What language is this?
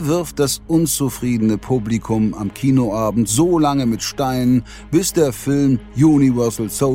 German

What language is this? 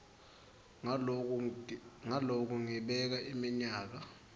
Swati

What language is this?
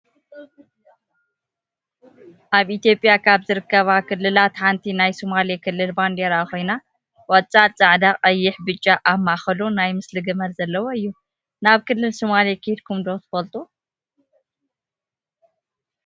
Tigrinya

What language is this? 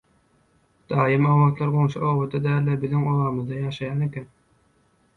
Turkmen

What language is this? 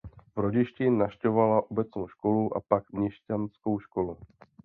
Czech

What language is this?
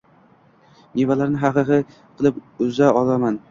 Uzbek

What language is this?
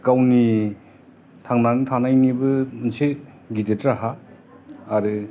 Bodo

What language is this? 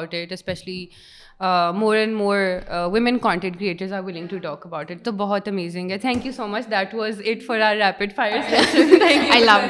Urdu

